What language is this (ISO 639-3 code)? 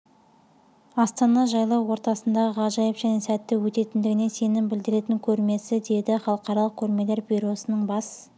kaz